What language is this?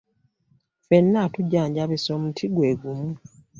Ganda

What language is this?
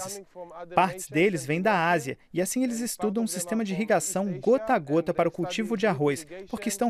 Portuguese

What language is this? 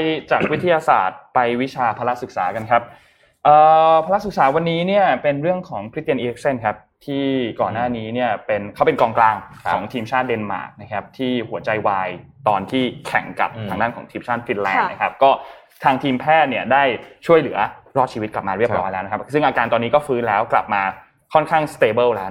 Thai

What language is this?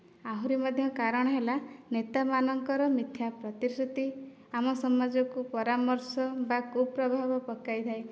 Odia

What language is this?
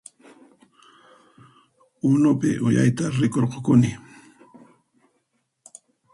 Puno Quechua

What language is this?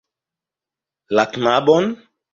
Esperanto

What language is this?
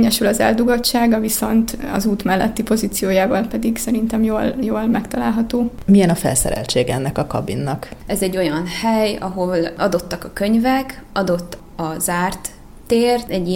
Hungarian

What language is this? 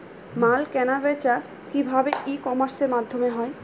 Bangla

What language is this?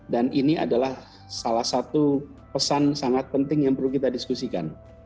Indonesian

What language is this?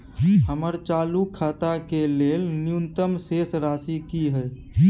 Maithili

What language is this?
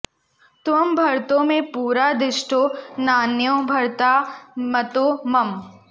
Sanskrit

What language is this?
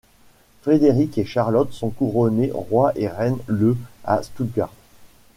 French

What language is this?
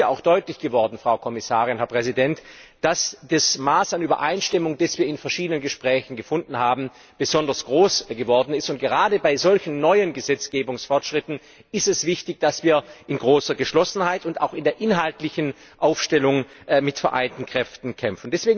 German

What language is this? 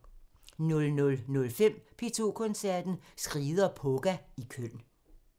Danish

